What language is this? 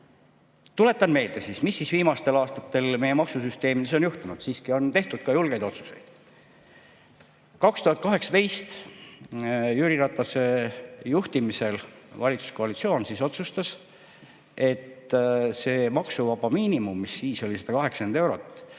Estonian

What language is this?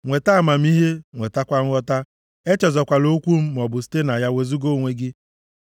Igbo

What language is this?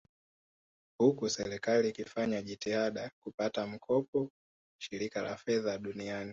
Swahili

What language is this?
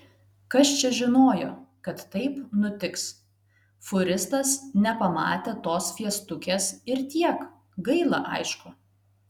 Lithuanian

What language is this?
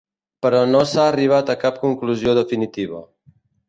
Catalan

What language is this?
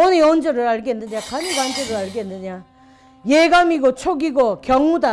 Korean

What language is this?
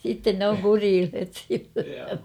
Finnish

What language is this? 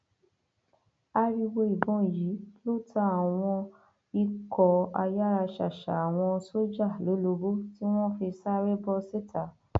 Yoruba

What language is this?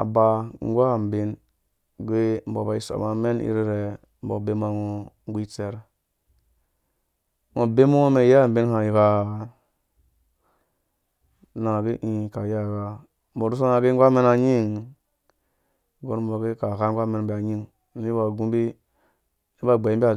Dũya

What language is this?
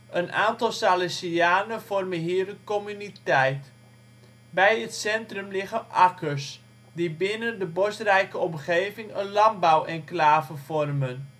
Dutch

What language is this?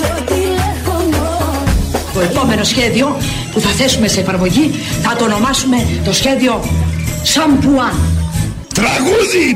Greek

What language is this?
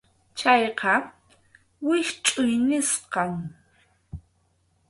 Arequipa-La Unión Quechua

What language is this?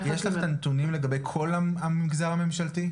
Hebrew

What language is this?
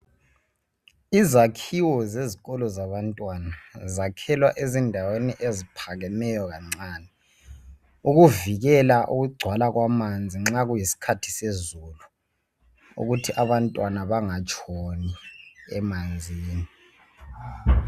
North Ndebele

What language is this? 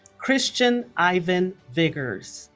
English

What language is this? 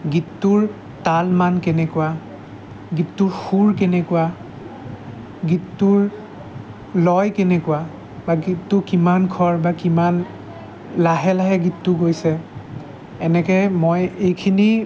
Assamese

